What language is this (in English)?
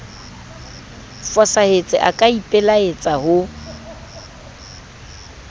Southern Sotho